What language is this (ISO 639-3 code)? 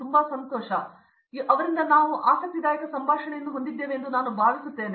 kan